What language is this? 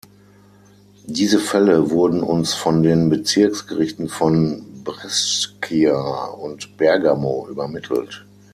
German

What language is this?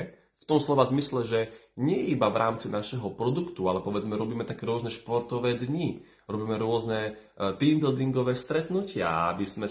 Slovak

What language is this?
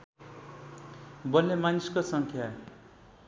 Nepali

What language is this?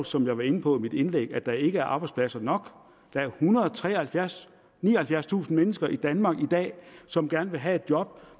Danish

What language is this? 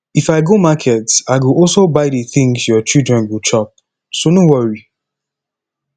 Nigerian Pidgin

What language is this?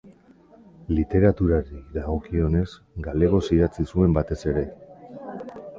Basque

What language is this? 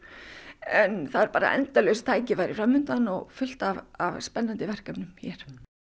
Icelandic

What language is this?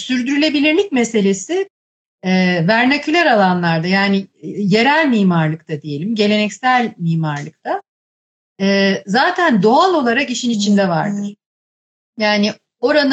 Turkish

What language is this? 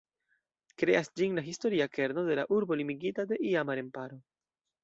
Esperanto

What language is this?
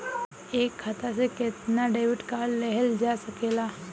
Bhojpuri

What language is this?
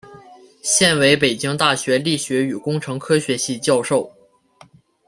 Chinese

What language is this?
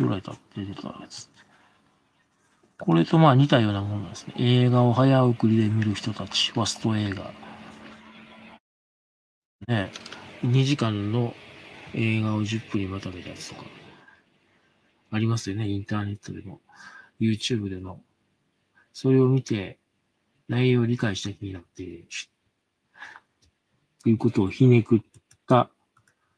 Japanese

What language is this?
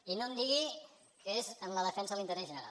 Catalan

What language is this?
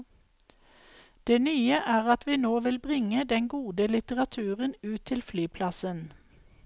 Norwegian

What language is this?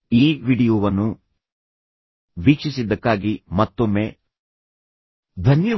Kannada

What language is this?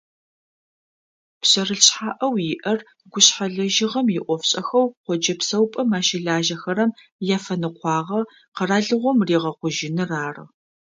Adyghe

